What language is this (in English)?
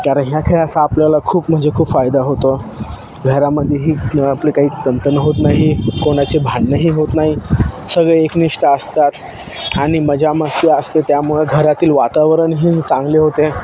Marathi